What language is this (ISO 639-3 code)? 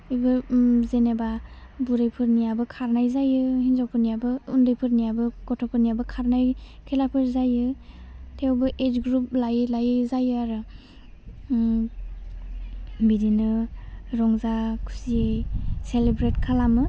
brx